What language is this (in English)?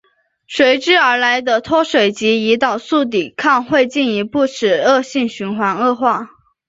Chinese